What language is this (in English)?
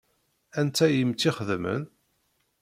Kabyle